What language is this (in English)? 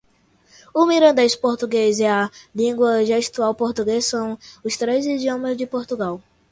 Portuguese